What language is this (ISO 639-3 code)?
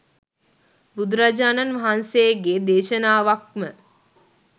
sin